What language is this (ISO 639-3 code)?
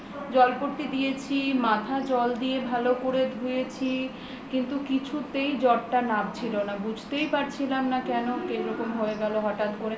ben